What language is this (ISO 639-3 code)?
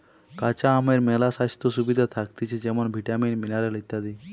ben